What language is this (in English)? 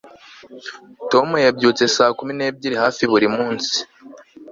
Kinyarwanda